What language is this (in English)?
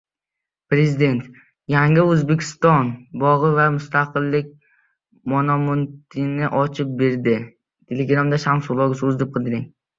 Uzbek